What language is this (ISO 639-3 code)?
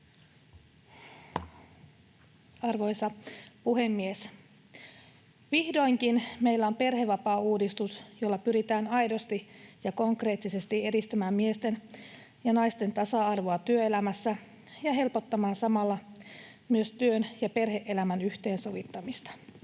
fin